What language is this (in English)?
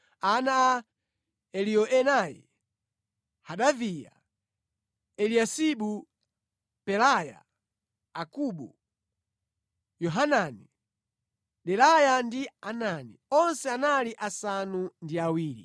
Nyanja